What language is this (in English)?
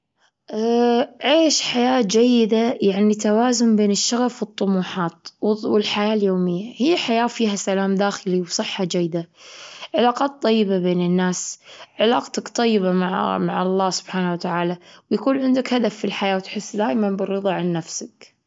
Gulf Arabic